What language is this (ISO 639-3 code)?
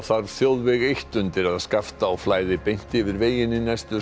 isl